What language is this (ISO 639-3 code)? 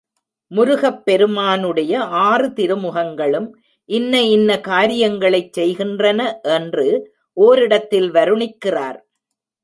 tam